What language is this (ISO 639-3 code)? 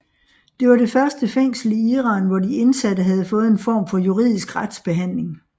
dan